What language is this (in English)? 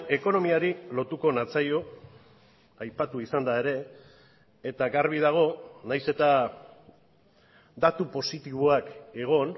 Basque